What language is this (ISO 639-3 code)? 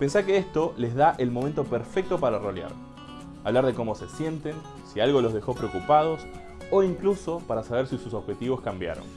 spa